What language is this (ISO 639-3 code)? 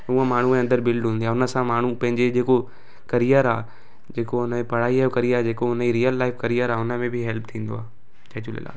snd